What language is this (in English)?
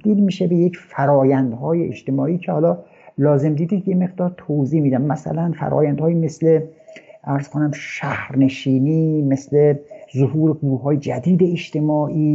Persian